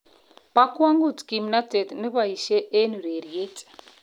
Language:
Kalenjin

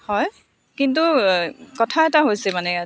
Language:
Assamese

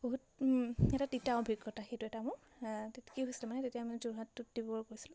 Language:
Assamese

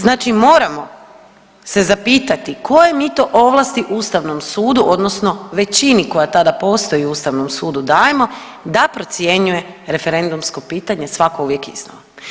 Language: Croatian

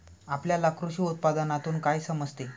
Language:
Marathi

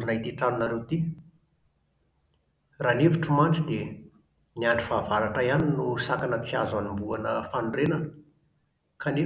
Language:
Malagasy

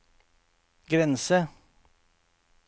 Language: Norwegian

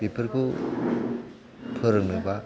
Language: Bodo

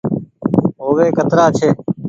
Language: Goaria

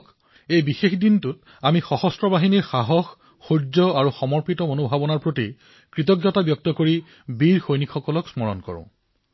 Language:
Assamese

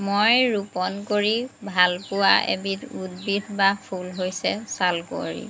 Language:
Assamese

